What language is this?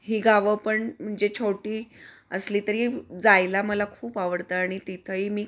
Marathi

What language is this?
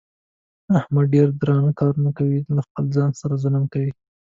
Pashto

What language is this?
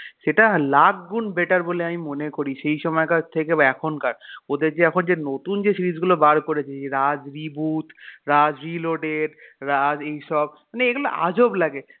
Bangla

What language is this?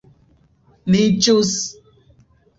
Esperanto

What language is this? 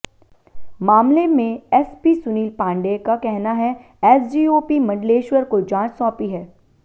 Hindi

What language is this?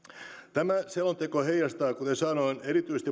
Finnish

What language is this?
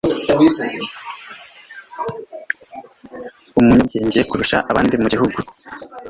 Kinyarwanda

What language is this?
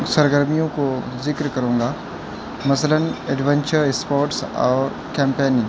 Urdu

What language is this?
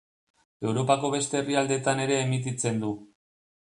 Basque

